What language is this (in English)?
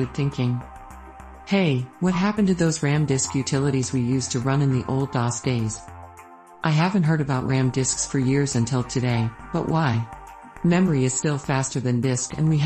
English